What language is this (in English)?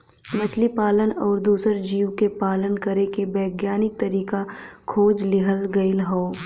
Bhojpuri